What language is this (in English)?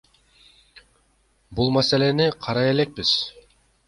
Kyrgyz